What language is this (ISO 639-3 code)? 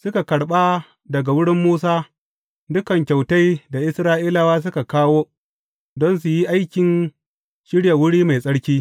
hau